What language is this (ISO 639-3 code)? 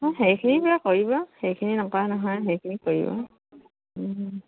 asm